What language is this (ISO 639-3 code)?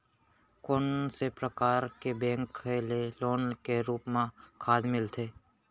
hne